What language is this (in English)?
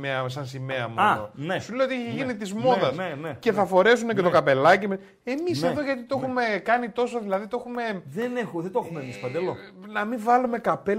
Greek